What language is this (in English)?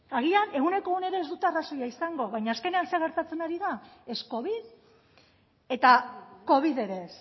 Basque